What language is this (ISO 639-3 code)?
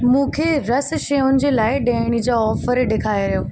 snd